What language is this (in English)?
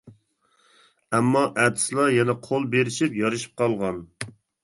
Uyghur